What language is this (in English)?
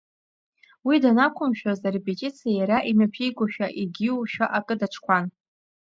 Abkhazian